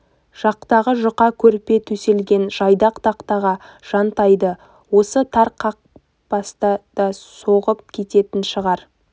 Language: Kazakh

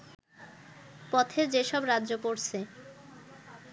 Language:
Bangla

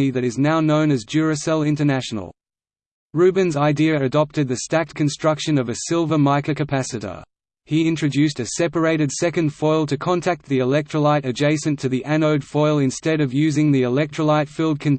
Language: English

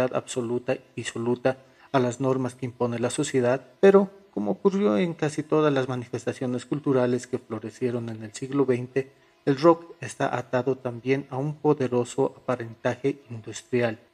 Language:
Spanish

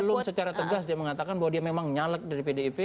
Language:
Indonesian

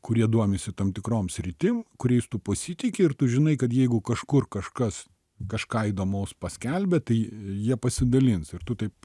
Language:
Lithuanian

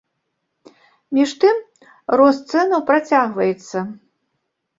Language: Belarusian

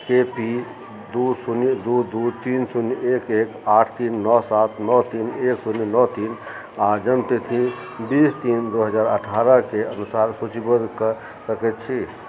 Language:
Maithili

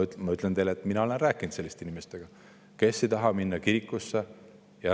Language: Estonian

